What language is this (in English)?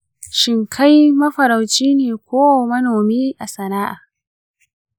Hausa